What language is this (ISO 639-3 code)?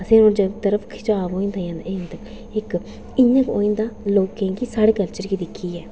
doi